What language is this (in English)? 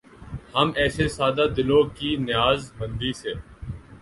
Urdu